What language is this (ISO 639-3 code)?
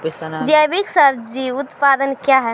mai